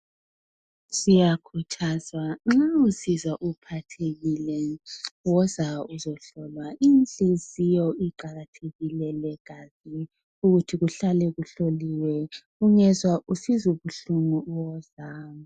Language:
North Ndebele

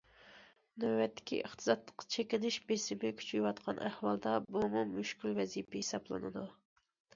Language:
Uyghur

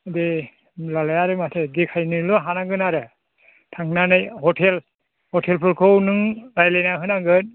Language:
Bodo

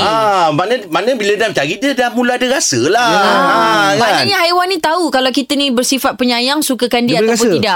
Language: Malay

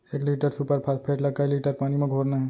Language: Chhattisgarhi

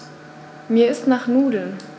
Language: German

